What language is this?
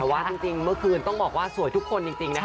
Thai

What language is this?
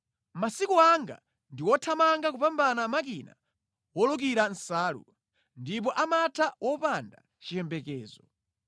Nyanja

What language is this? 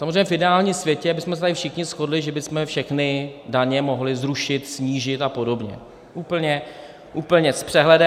Czech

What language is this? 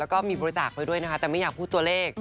Thai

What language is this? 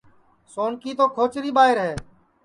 Sansi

